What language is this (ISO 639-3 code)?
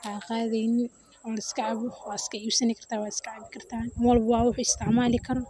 som